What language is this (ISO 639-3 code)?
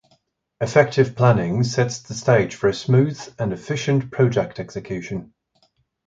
eng